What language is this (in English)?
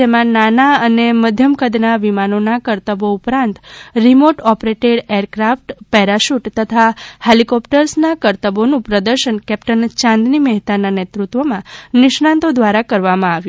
Gujarati